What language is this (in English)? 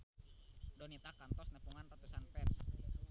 Sundanese